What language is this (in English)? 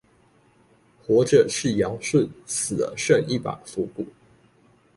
Chinese